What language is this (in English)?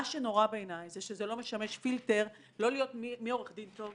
Hebrew